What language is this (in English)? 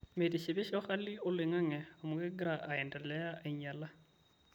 Masai